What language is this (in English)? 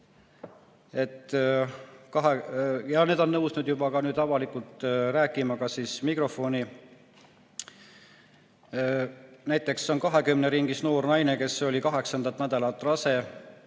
Estonian